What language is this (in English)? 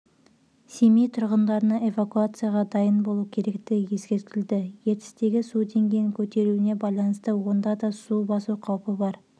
Kazakh